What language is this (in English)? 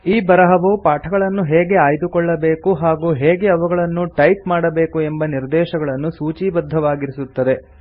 Kannada